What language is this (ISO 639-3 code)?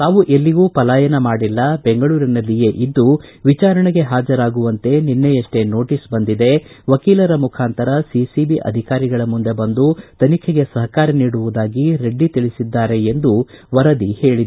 kan